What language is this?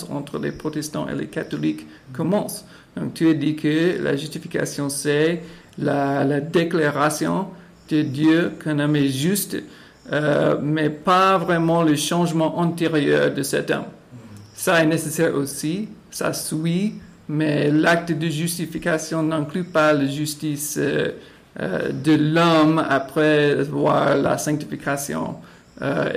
French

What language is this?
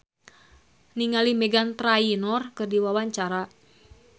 Sundanese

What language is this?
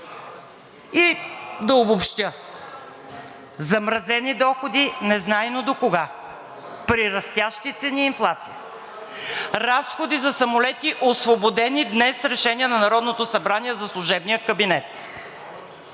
Bulgarian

